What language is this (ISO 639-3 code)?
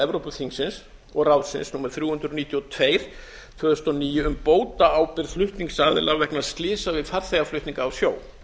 isl